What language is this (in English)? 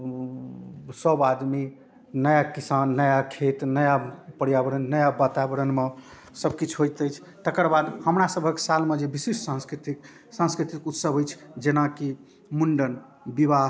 Maithili